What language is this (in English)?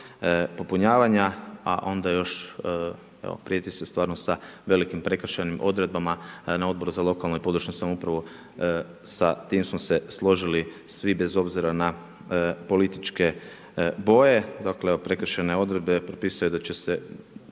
Croatian